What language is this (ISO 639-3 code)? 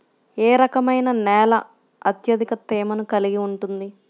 tel